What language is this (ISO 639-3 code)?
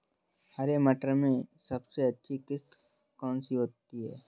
hin